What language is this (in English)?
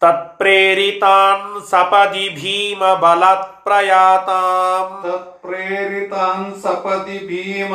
Kannada